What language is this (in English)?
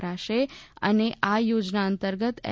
Gujarati